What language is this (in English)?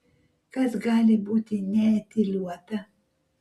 Lithuanian